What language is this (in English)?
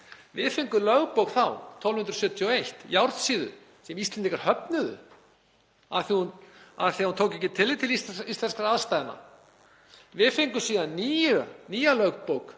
Icelandic